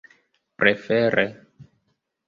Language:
Esperanto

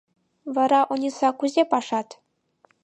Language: Mari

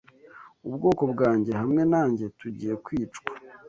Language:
Kinyarwanda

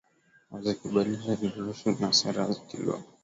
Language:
Swahili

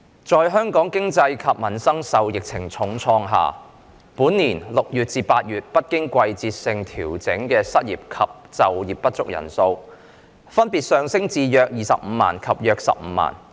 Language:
Cantonese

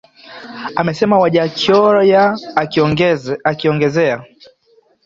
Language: Swahili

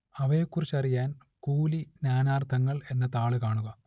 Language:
Malayalam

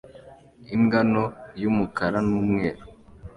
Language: Kinyarwanda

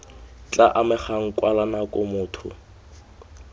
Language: Tswana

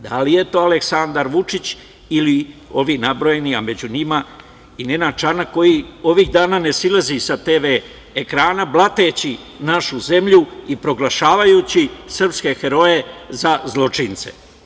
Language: Serbian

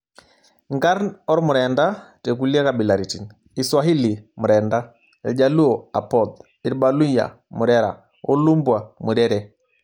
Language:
Masai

